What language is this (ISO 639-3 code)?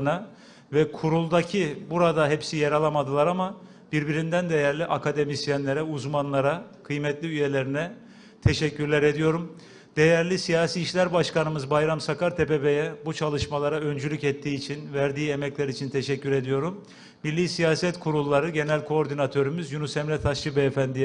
tur